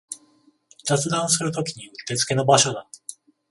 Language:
Japanese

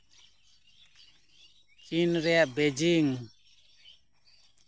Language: Santali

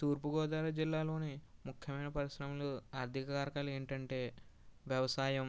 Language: Telugu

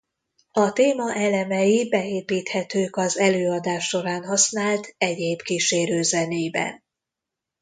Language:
Hungarian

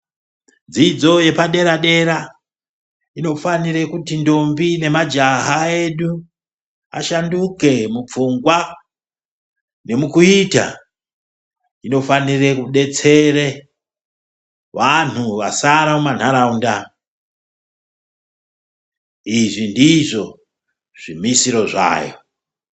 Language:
Ndau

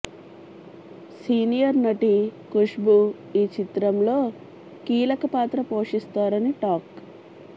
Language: Telugu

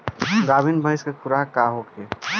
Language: Bhojpuri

